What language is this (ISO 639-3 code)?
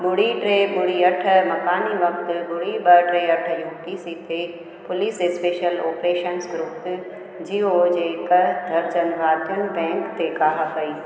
snd